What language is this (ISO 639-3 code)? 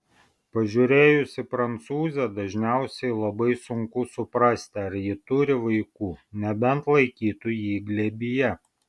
lit